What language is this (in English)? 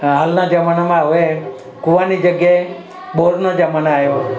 Gujarati